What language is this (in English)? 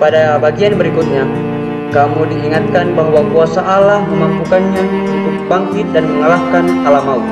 Indonesian